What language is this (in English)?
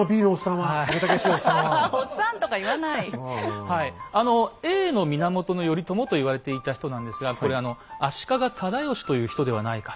Japanese